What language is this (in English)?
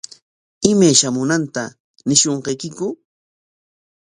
Corongo Ancash Quechua